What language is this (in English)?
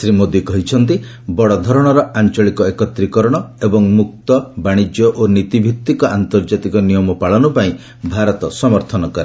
Odia